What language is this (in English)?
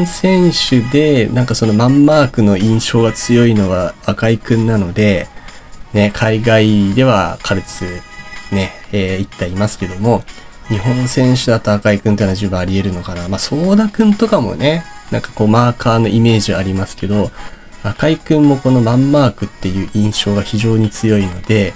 Japanese